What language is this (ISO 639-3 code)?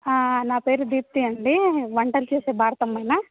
tel